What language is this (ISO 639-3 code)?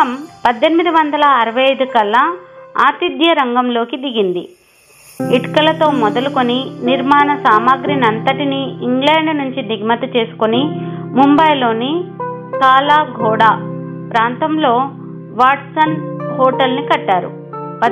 tel